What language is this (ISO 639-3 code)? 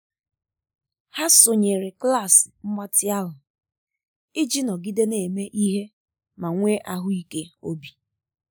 ibo